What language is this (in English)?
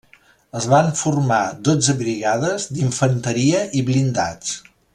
Catalan